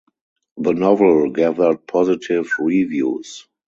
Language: English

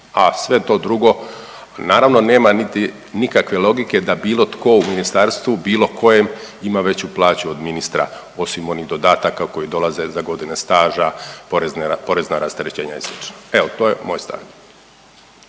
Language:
Croatian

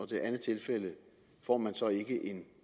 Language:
Danish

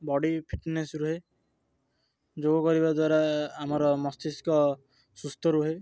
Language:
Odia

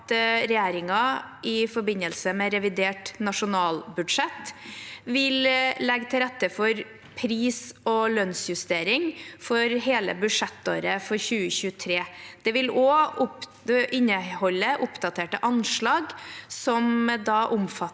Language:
Norwegian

